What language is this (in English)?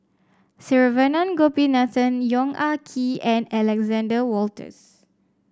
English